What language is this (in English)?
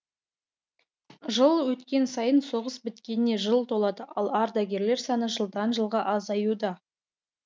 Kazakh